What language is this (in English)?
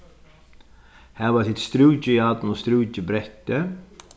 Faroese